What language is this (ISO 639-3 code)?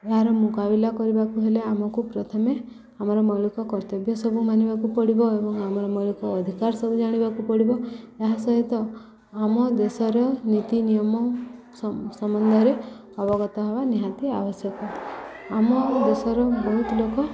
ori